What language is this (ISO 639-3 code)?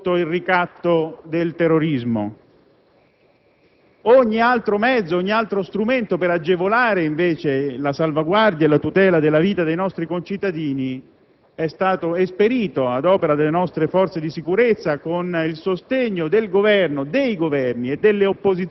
ita